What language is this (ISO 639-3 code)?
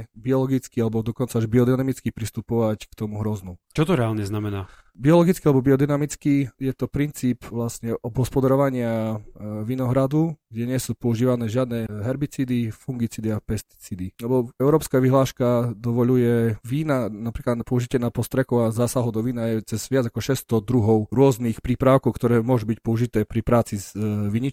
slk